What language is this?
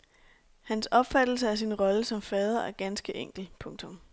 Danish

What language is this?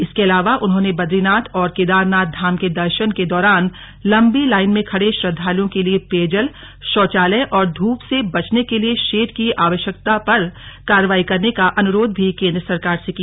Hindi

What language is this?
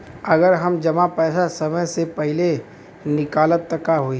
Bhojpuri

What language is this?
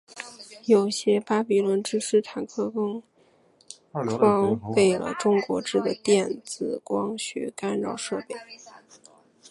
Chinese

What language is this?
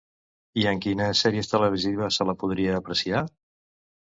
Catalan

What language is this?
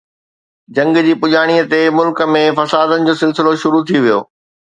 Sindhi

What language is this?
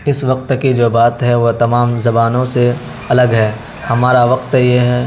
Urdu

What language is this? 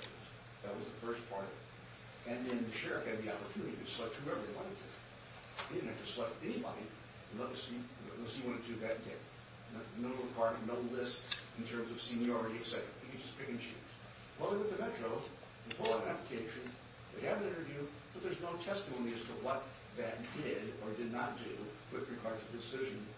English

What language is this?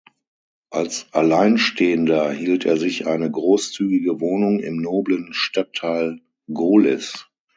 German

